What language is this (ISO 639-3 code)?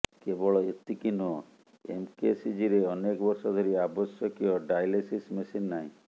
ori